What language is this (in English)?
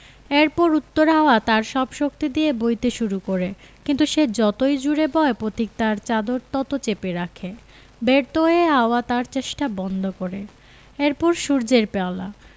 Bangla